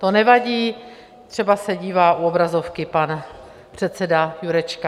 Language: Czech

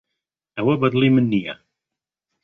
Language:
Central Kurdish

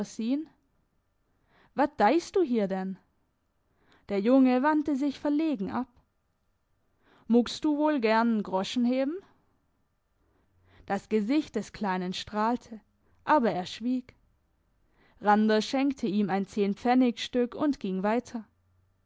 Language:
German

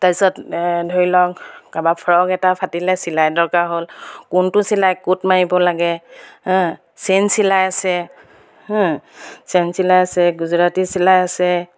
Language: Assamese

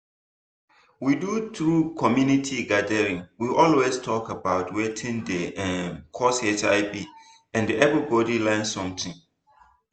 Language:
Nigerian Pidgin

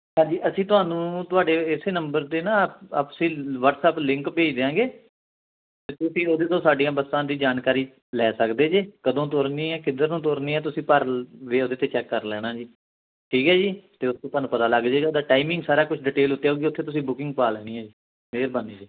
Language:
Punjabi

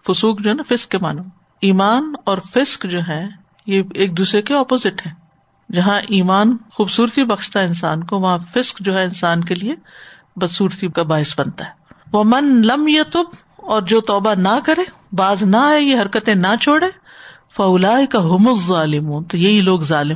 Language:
Urdu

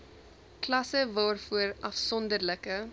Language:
Afrikaans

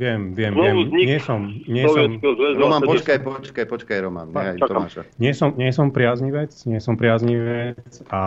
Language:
Slovak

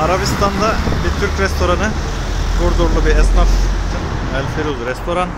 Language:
Turkish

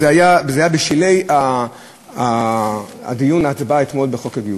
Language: Hebrew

